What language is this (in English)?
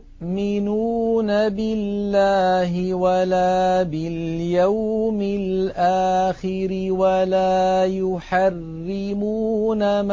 Arabic